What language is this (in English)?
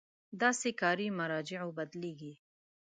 Pashto